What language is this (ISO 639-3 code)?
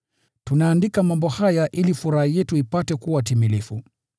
swa